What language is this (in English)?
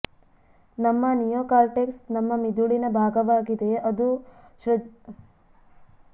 Kannada